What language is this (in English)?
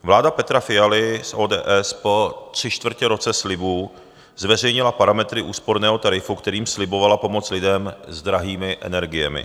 Czech